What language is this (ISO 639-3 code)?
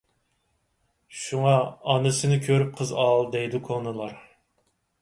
uig